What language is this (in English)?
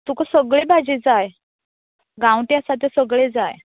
Konkani